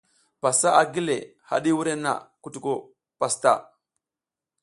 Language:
South Giziga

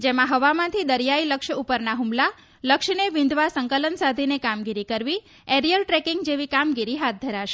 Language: Gujarati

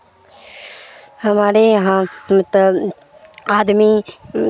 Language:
Urdu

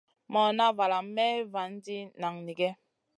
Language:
Masana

